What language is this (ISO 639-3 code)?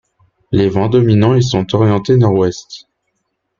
fra